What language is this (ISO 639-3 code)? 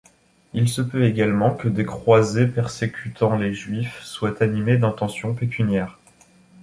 fra